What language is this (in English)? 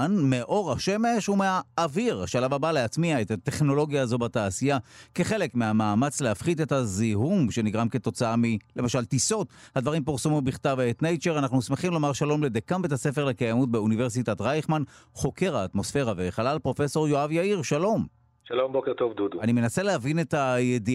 Hebrew